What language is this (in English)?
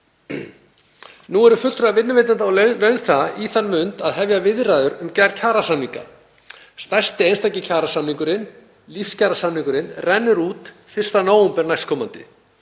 Icelandic